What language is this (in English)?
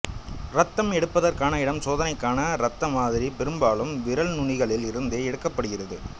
Tamil